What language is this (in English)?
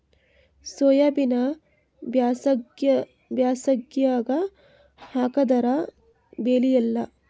Kannada